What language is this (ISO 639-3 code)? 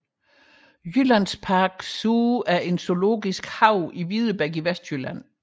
dan